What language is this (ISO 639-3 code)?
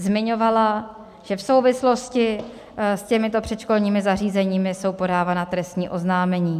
ces